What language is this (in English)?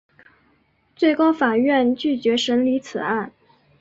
Chinese